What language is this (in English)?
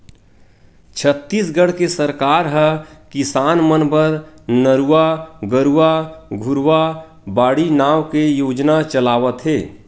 Chhattisgarhi